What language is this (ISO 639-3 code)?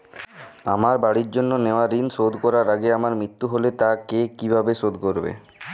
ben